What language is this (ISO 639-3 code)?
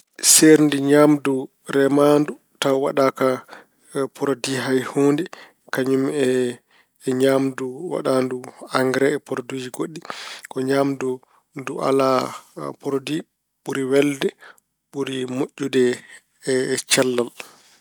ful